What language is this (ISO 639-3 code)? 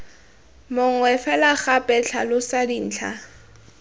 tsn